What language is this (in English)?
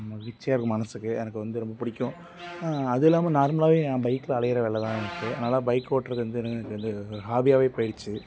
Tamil